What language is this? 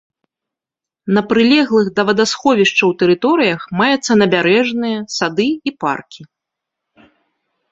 Belarusian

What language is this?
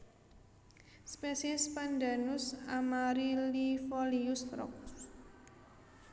Javanese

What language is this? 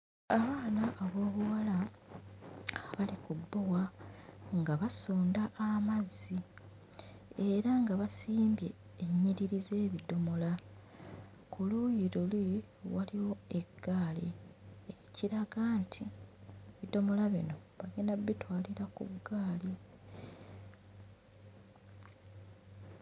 Ganda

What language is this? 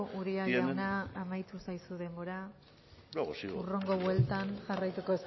Basque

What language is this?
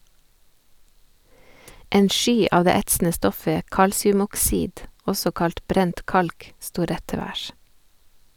Norwegian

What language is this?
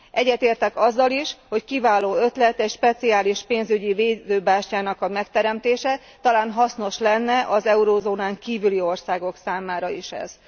Hungarian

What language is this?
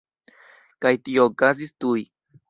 Esperanto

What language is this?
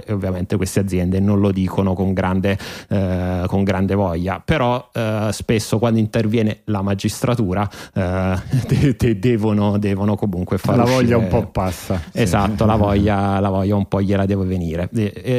Italian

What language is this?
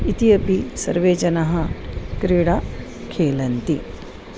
Sanskrit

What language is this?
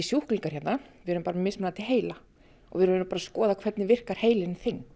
Icelandic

